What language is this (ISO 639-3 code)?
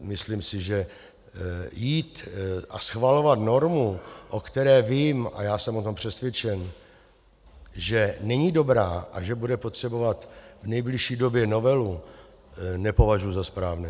ces